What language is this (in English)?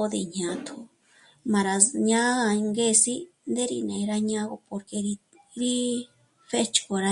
Michoacán Mazahua